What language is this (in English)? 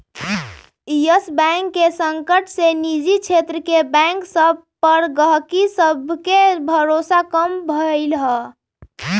Magahi